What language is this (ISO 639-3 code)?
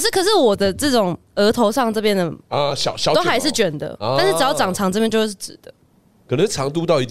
zho